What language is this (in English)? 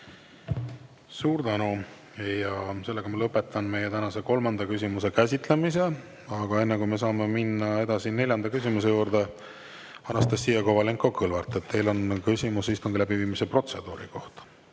Estonian